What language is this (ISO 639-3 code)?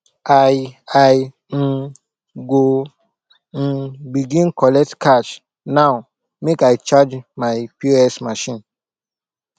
pcm